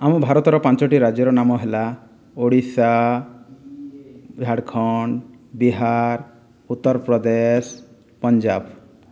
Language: Odia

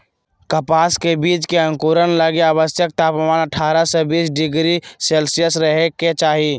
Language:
Magahi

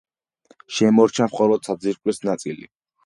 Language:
Georgian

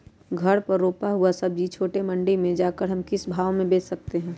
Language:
Magahi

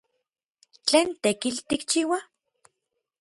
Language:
Orizaba Nahuatl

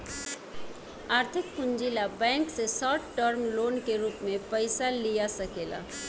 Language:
Bhojpuri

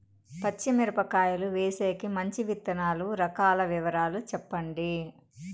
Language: Telugu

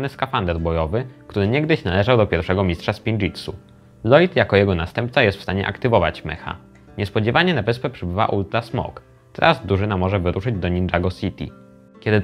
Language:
Polish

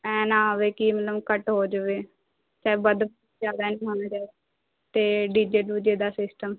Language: Punjabi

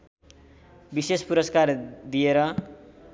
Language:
Nepali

